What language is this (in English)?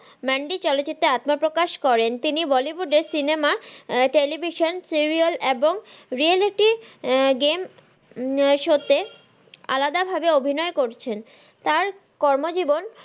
Bangla